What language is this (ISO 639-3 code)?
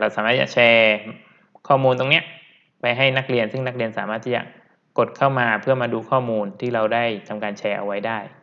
tha